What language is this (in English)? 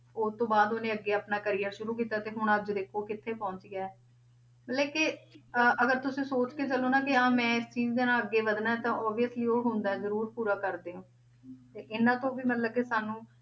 Punjabi